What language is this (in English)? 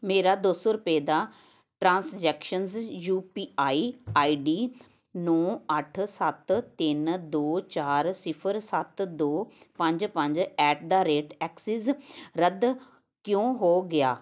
Punjabi